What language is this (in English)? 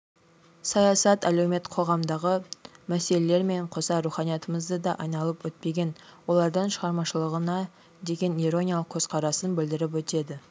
Kazakh